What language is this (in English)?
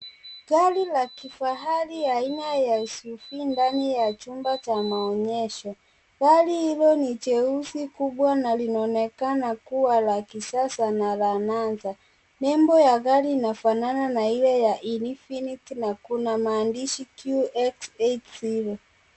Swahili